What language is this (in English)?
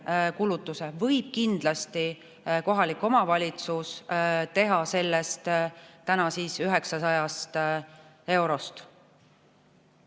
Estonian